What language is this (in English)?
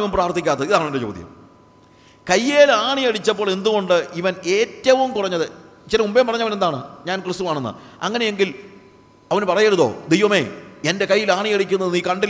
Malayalam